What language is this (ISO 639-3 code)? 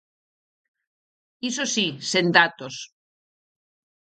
glg